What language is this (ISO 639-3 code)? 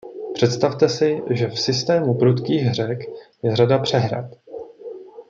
ces